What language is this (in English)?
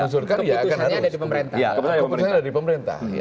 Indonesian